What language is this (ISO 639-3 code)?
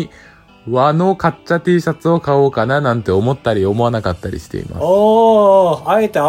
jpn